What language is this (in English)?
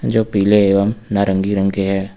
Hindi